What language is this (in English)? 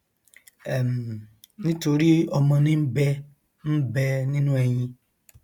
Yoruba